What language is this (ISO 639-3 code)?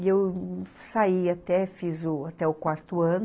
por